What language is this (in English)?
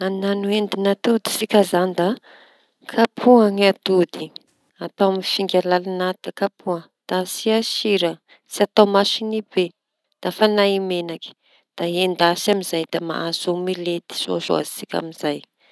Tanosy Malagasy